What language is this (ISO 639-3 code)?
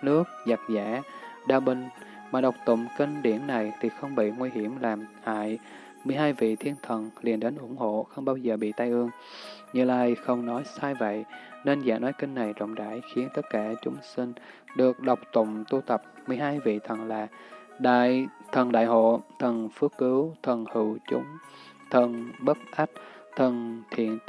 vie